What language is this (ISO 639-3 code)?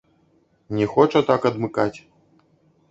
bel